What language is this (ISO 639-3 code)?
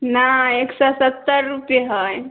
mai